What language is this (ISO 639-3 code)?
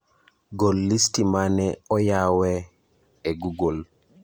luo